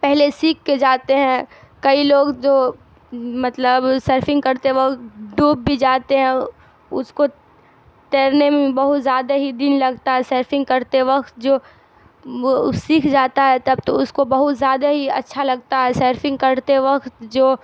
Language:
Urdu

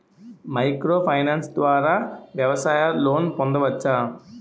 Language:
Telugu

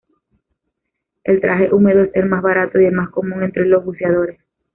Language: Spanish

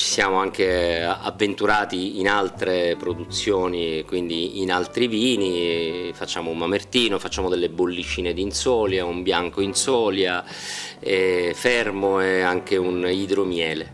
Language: Italian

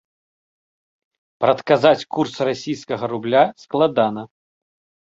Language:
Belarusian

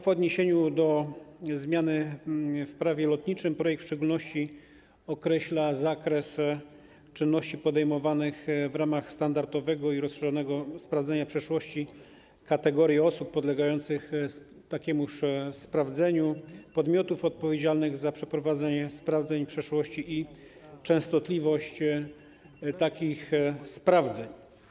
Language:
Polish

